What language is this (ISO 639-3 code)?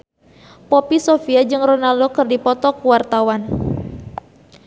sun